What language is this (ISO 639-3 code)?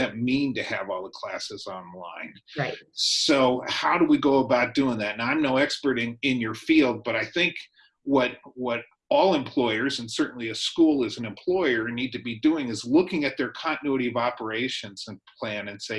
eng